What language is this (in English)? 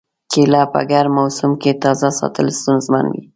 Pashto